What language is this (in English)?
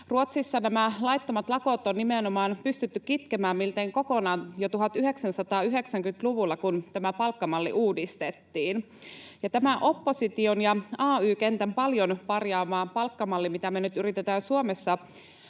Finnish